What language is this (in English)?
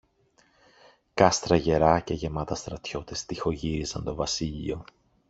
Greek